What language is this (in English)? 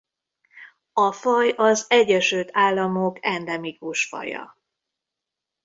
Hungarian